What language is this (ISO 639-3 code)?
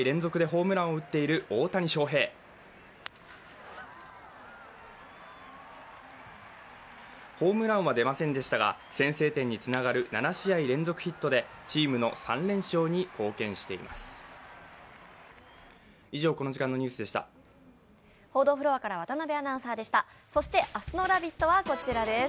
jpn